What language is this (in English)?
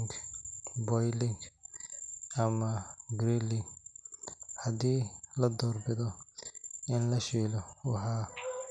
Somali